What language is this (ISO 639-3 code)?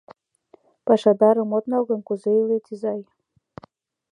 chm